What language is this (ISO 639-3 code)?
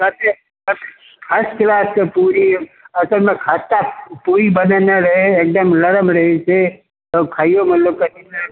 mai